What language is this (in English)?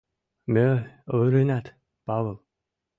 Mari